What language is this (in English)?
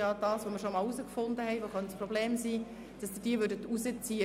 Swiss German